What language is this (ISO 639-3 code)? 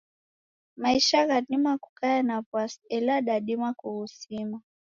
dav